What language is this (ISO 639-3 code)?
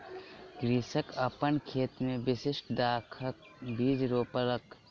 mai